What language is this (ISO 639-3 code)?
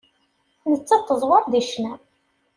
kab